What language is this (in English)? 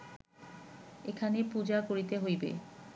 Bangla